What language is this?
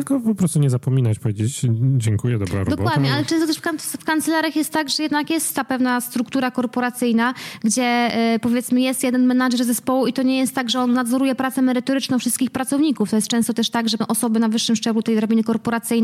Polish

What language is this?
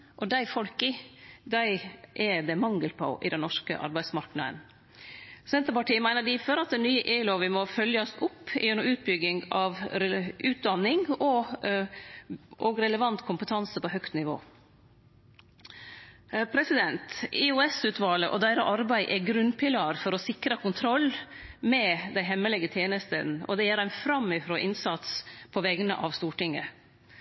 Norwegian Nynorsk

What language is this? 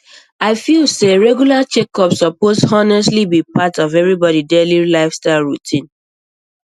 Nigerian Pidgin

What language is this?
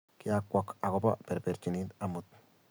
Kalenjin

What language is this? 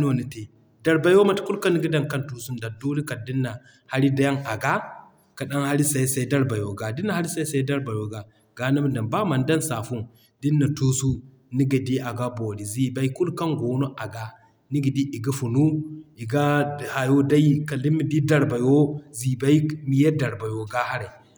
Zarma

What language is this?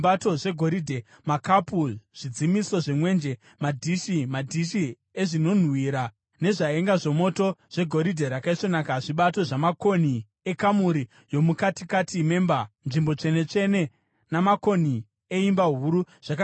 Shona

